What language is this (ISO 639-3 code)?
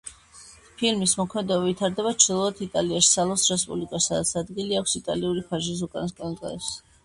kat